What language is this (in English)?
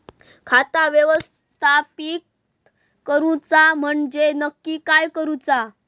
Marathi